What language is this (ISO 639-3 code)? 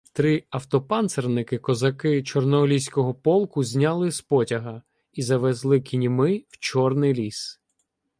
ukr